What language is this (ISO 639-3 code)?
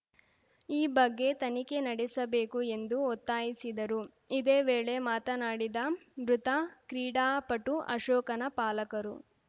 kan